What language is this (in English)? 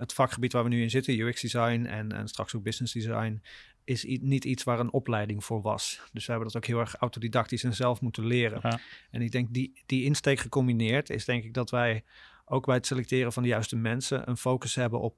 Dutch